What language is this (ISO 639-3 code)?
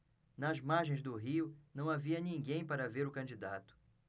por